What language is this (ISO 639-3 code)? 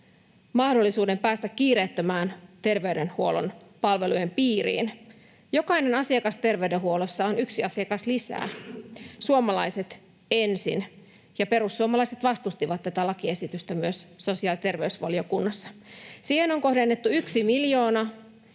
fin